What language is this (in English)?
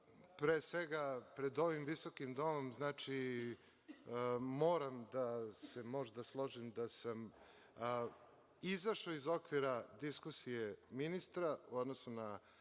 Serbian